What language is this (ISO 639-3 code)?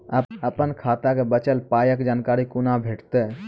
mai